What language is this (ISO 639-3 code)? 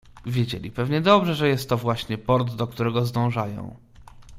pol